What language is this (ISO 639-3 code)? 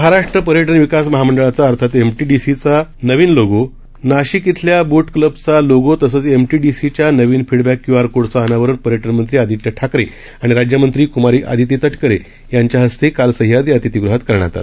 mar